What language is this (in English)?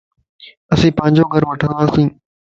Lasi